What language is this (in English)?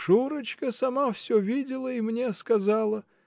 Russian